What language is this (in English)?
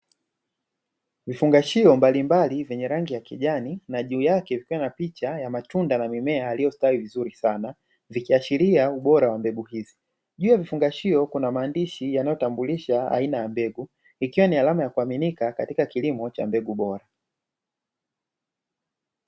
Swahili